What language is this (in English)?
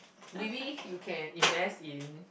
English